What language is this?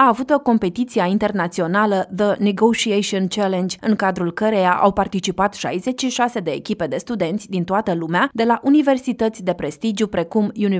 Romanian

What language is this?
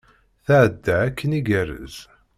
Kabyle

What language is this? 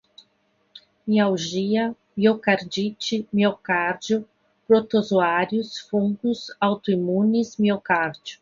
Portuguese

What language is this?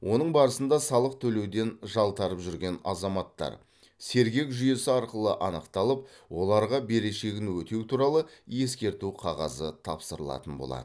Kazakh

